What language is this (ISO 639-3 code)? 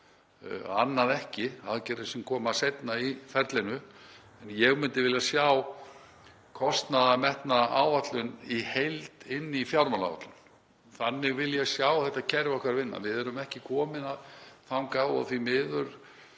isl